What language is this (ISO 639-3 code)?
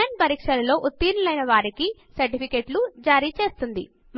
tel